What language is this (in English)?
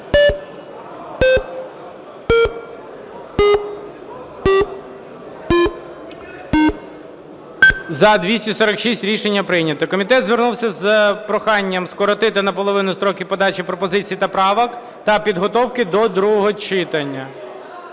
Ukrainian